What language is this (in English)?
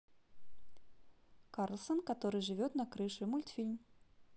Russian